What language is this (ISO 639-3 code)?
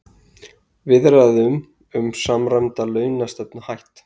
isl